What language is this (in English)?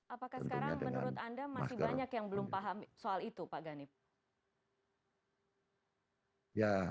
Indonesian